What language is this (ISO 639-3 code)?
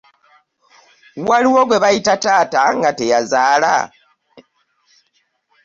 lug